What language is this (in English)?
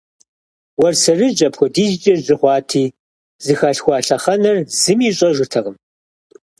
Kabardian